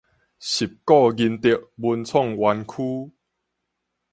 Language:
Min Nan Chinese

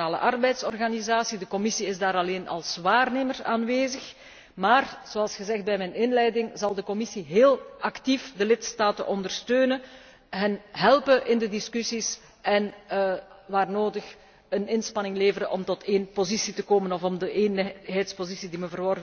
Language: Dutch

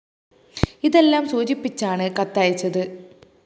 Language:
Malayalam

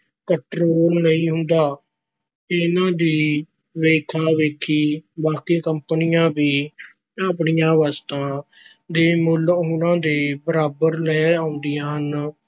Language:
Punjabi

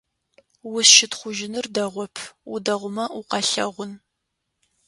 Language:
Adyghe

